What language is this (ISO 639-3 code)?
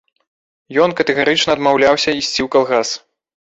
bel